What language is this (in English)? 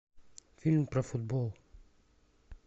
Russian